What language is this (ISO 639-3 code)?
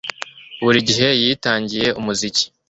kin